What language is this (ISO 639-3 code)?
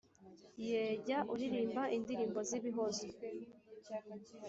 kin